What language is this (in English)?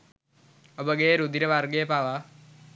Sinhala